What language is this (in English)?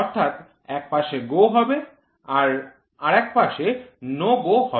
Bangla